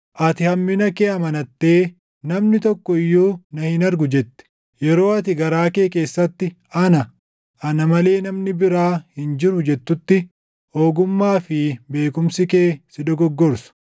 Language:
Oromo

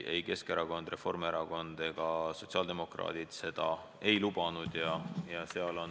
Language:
Estonian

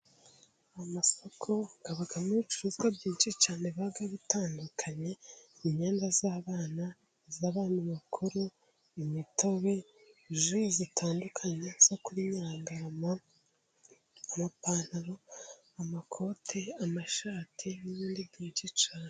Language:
Kinyarwanda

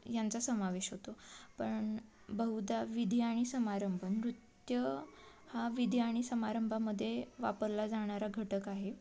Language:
Marathi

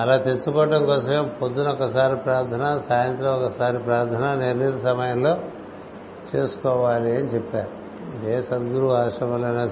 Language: Telugu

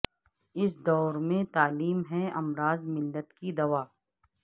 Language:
Urdu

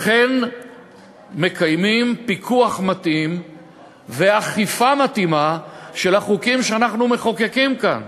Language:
Hebrew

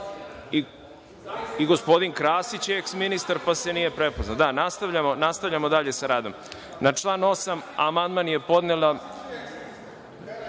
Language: Serbian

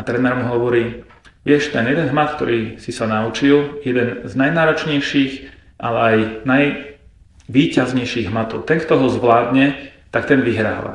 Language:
Slovak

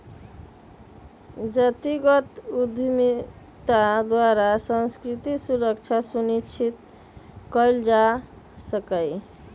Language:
Magahi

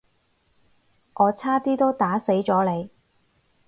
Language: Cantonese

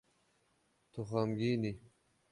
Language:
Kurdish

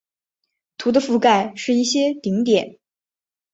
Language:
Chinese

